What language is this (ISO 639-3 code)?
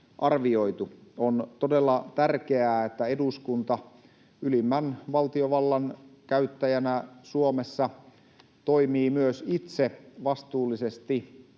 fin